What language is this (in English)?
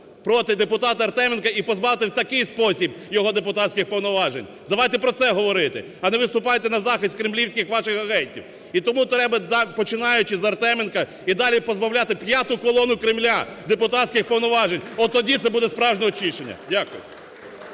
Ukrainian